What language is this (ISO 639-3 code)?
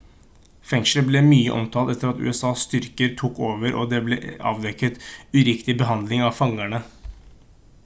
nob